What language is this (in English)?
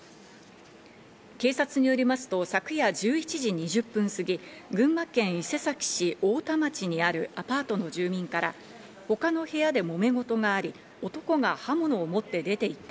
Japanese